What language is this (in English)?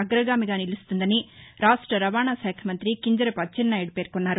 Telugu